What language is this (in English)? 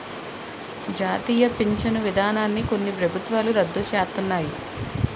Telugu